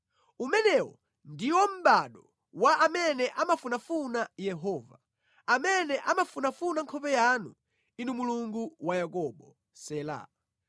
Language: Nyanja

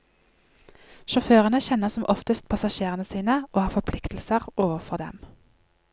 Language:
Norwegian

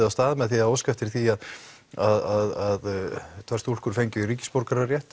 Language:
Icelandic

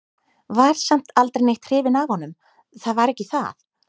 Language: Icelandic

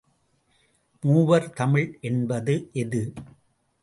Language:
Tamil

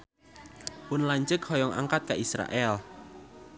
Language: Sundanese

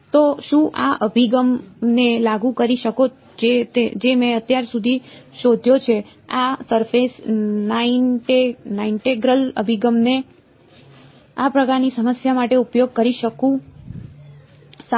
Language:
Gujarati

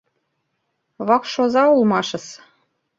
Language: Mari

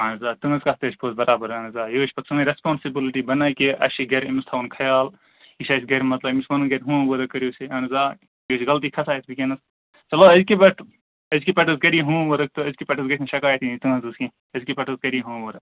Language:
Kashmiri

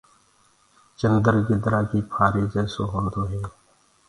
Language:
Gurgula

